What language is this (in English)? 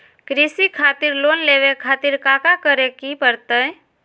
Magahi